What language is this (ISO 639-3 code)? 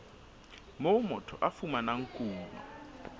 sot